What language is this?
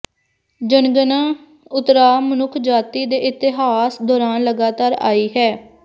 Punjabi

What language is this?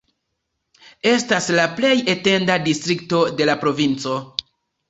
Esperanto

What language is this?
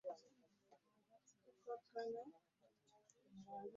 Ganda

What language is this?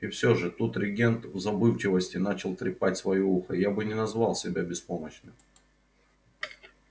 Russian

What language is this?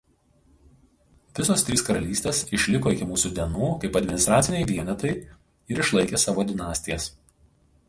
Lithuanian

